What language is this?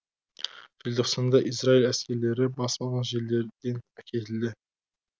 Kazakh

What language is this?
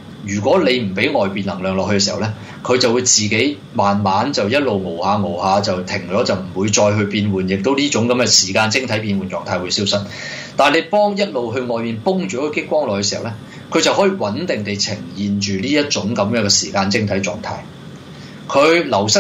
Chinese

